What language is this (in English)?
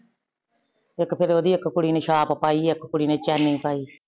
Punjabi